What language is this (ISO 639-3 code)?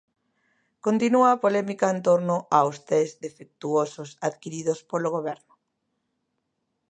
glg